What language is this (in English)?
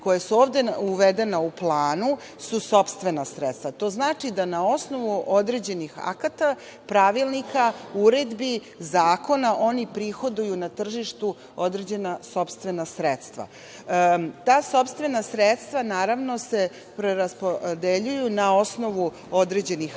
Serbian